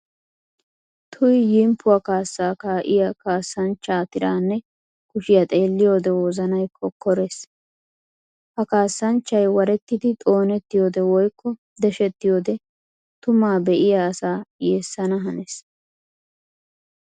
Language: Wolaytta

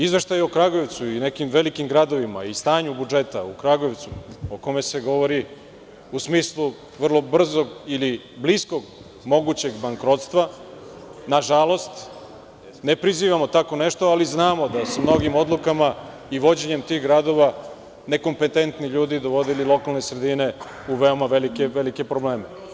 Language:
Serbian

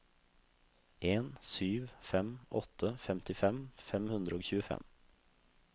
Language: Norwegian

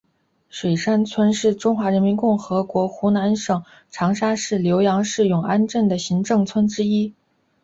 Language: Chinese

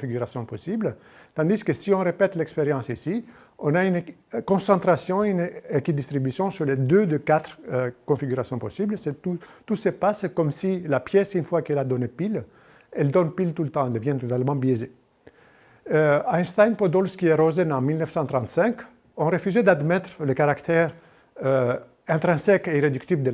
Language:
French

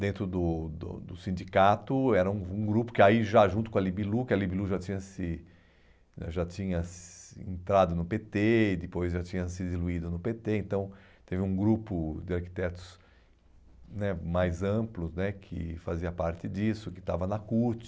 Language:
Portuguese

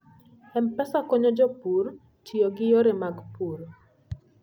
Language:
Luo (Kenya and Tanzania)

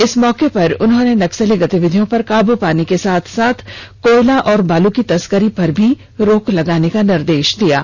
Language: Hindi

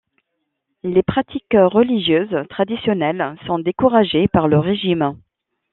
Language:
French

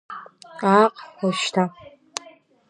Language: Abkhazian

